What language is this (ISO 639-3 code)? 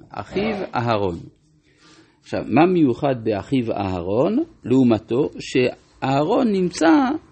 heb